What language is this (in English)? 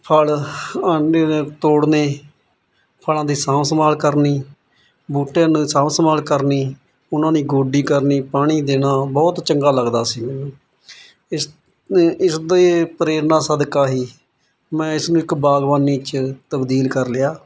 Punjabi